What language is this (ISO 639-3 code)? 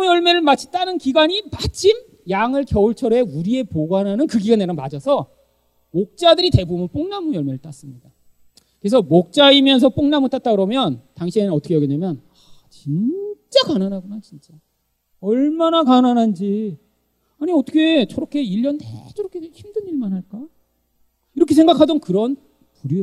kor